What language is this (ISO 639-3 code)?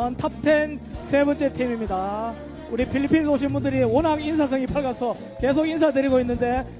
kor